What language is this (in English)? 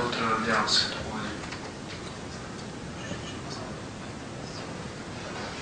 Ukrainian